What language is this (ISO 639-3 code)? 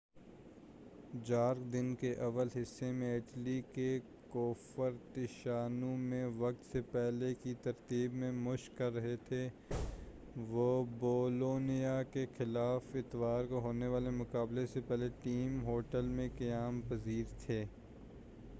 urd